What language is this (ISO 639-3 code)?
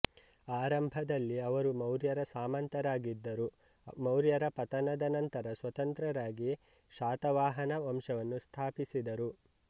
kan